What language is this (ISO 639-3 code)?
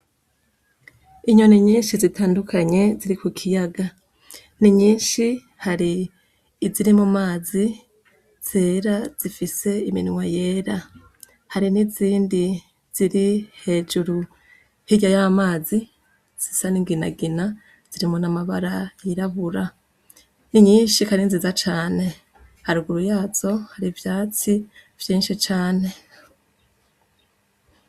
run